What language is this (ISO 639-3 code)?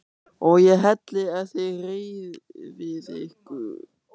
isl